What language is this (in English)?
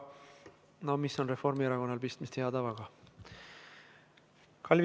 Estonian